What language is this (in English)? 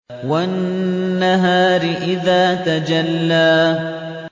Arabic